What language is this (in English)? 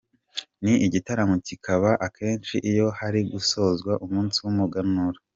Kinyarwanda